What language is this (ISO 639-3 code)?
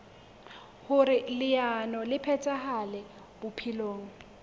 sot